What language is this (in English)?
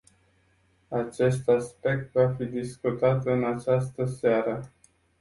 Romanian